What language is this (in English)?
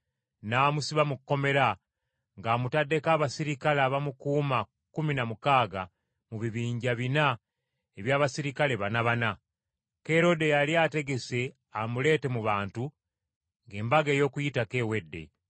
Ganda